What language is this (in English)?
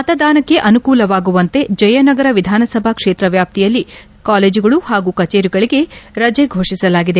Kannada